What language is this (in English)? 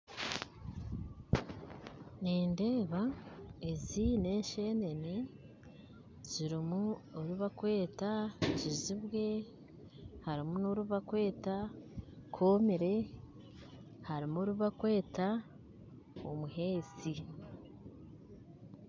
Nyankole